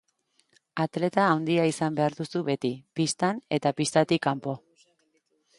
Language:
Basque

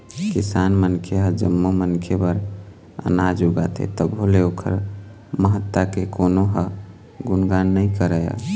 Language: Chhattisgarhi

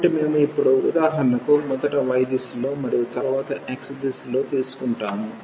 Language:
Telugu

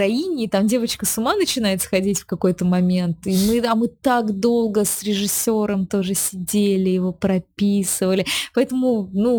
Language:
Russian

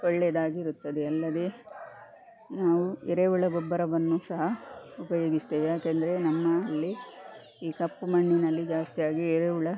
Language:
Kannada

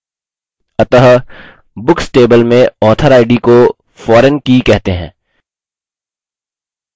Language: Hindi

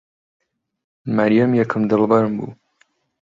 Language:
Central Kurdish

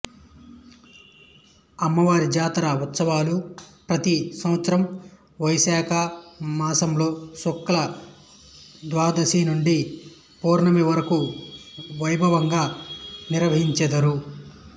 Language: Telugu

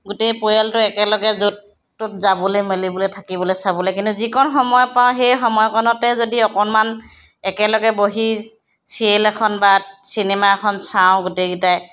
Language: Assamese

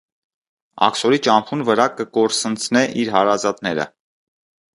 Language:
Armenian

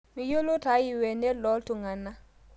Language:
Masai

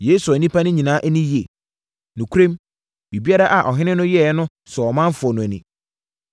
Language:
Akan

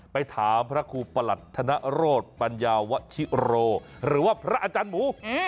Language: Thai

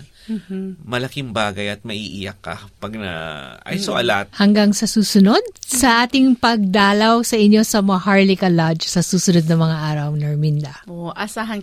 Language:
Filipino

